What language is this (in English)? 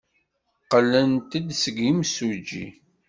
Kabyle